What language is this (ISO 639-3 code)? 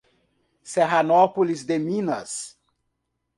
por